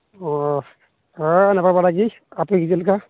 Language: Santali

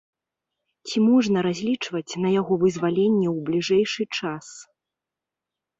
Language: Belarusian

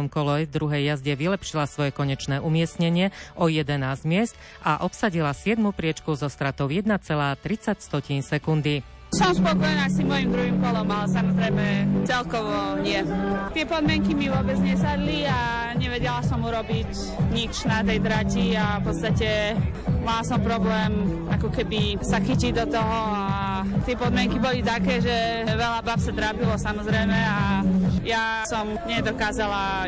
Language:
Slovak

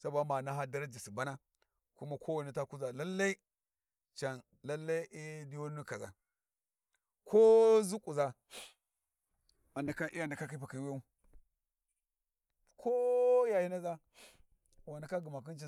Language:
Warji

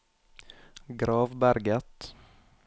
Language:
Norwegian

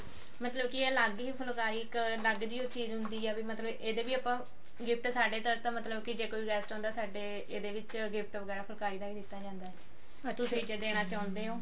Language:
Punjabi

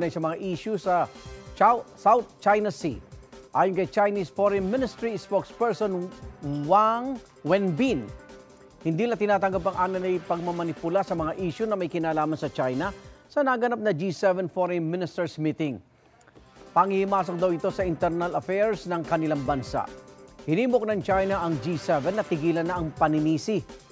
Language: Filipino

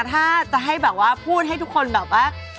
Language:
Thai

